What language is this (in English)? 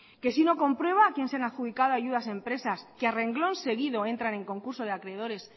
Spanish